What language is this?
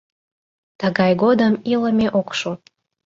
Mari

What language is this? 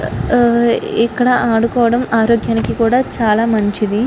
Telugu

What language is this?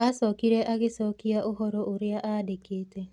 Kikuyu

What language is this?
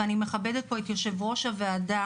Hebrew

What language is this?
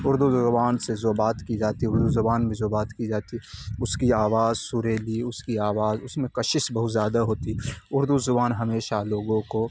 Urdu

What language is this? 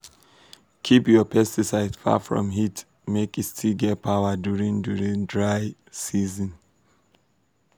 Nigerian Pidgin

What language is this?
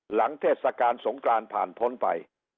Thai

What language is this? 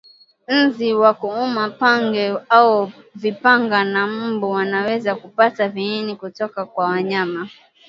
Swahili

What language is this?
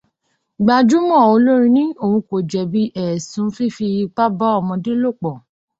Yoruba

